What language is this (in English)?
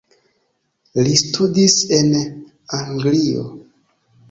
Esperanto